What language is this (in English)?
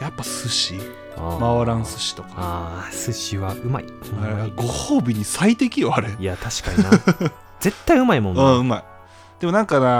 Japanese